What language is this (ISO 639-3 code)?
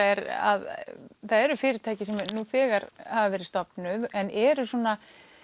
isl